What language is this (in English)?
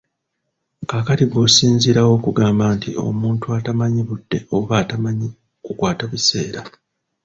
Ganda